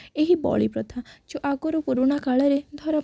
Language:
Odia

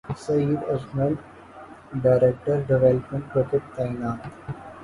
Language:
Urdu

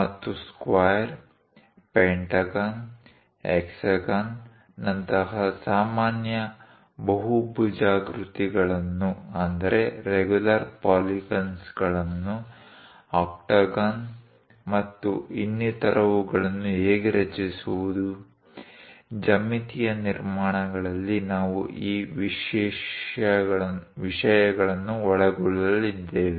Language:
Kannada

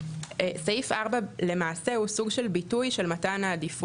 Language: Hebrew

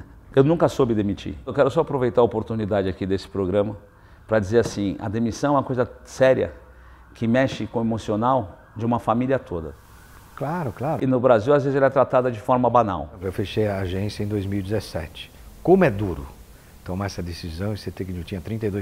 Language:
Portuguese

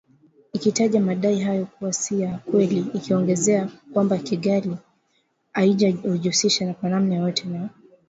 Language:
Swahili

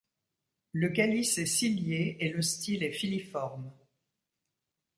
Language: French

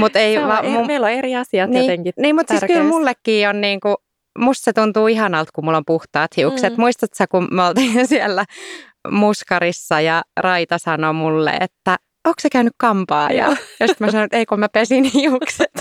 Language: Finnish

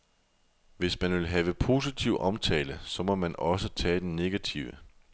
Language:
Danish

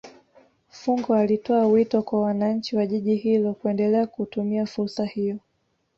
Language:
Swahili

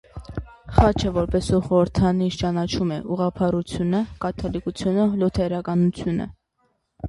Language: Armenian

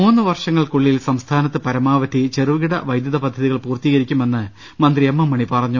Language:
Malayalam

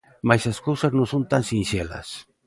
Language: Galician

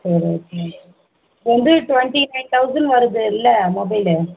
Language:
Tamil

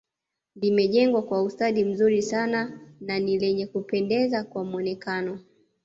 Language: Swahili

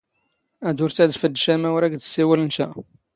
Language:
Standard Moroccan Tamazight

